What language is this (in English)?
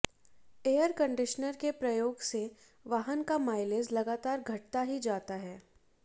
Hindi